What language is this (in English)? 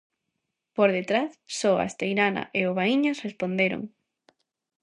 Galician